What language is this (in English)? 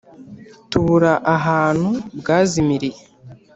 Kinyarwanda